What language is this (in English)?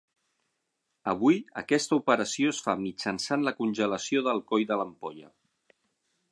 Catalan